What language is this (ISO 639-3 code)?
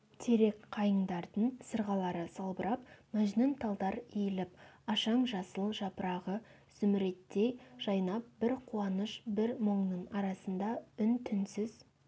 kaz